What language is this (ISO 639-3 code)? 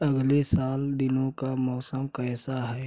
hin